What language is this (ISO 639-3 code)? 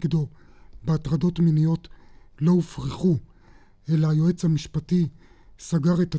heb